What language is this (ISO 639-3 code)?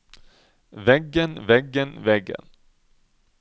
nor